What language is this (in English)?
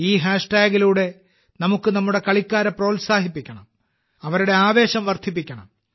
Malayalam